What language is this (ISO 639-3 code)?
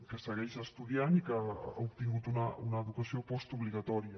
cat